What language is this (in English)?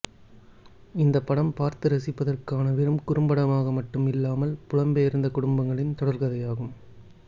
Tamil